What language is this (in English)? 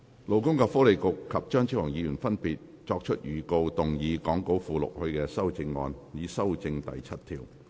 Cantonese